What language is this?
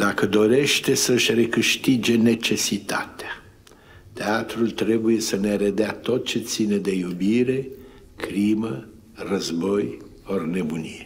Romanian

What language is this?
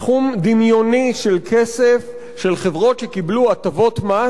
Hebrew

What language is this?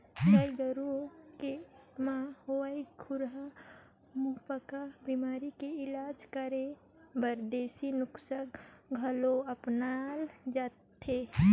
Chhattisgarhi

